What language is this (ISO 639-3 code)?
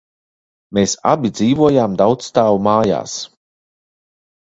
lav